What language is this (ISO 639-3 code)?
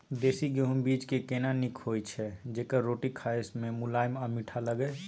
mai